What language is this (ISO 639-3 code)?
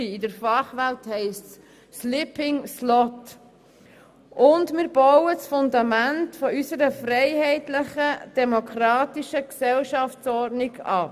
gsw